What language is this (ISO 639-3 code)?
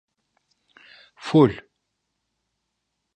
tur